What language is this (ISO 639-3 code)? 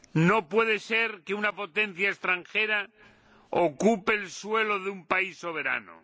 spa